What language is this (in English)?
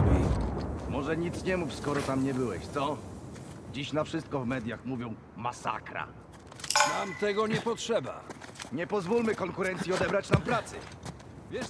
Polish